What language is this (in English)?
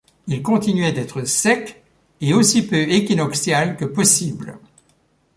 French